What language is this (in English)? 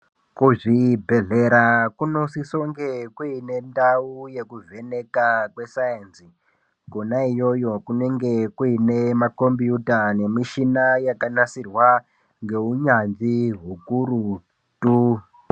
Ndau